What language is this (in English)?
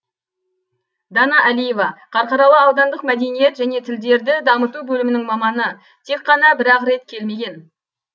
Kazakh